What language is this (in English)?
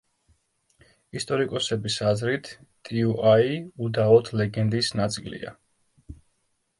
Georgian